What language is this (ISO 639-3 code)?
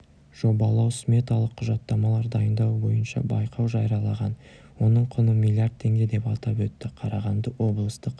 kaz